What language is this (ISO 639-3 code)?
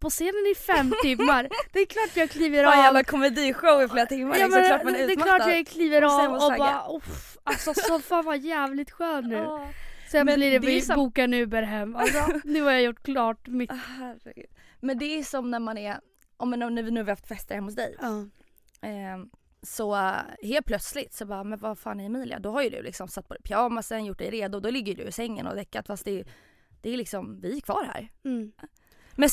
swe